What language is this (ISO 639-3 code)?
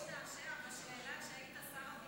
heb